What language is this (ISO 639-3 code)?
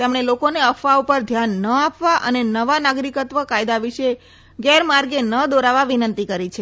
guj